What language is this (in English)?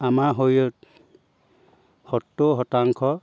Assamese